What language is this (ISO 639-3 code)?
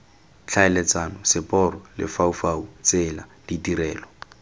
tsn